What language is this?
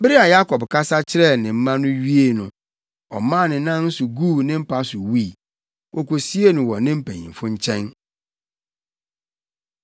Akan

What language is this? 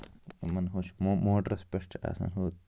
Kashmiri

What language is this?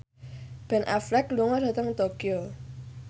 Javanese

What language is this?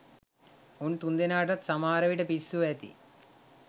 Sinhala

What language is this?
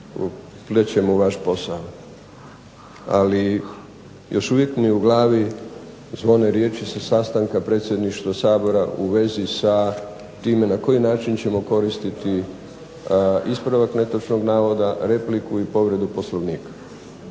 Croatian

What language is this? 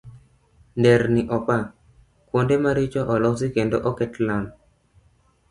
Luo (Kenya and Tanzania)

